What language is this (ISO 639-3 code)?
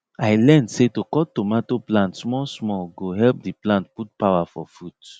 pcm